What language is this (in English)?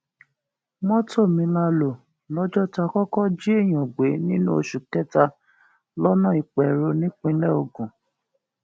Yoruba